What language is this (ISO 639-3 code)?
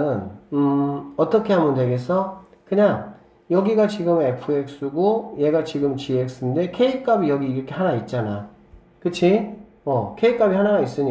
kor